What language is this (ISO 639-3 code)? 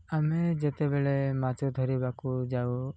ori